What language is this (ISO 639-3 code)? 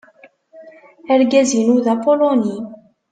kab